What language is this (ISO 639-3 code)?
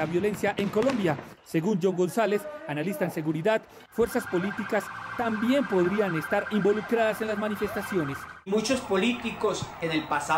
spa